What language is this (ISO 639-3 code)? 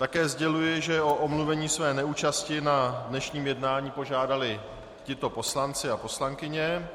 ces